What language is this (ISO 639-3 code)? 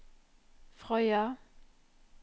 nor